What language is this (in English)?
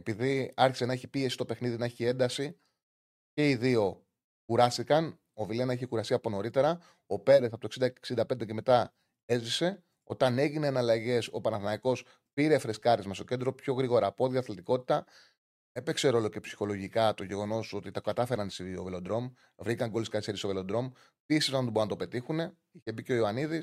Greek